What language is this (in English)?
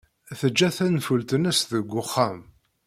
Kabyle